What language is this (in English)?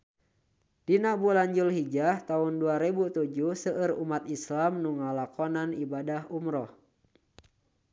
Sundanese